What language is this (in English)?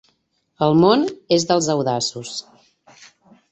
Catalan